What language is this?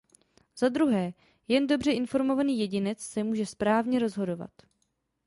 Czech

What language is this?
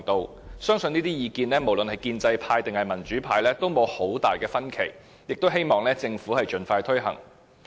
Cantonese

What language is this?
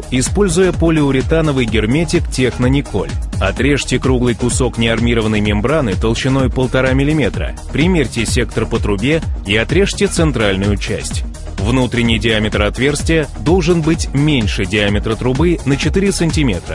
Russian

